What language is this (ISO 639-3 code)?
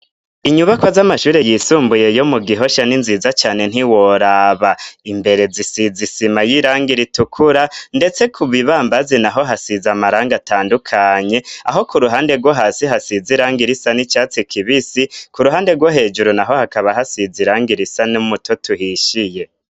run